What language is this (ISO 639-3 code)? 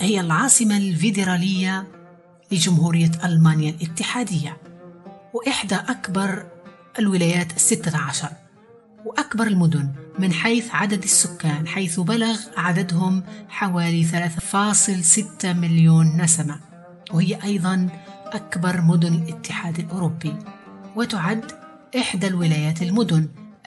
ara